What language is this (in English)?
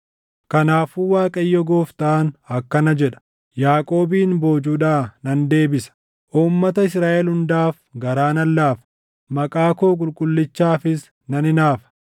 Oromo